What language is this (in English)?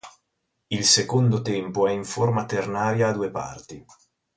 Italian